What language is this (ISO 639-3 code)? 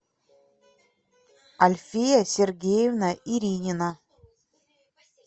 rus